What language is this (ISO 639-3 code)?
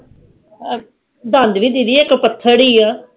pan